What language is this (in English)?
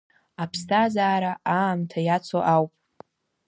Abkhazian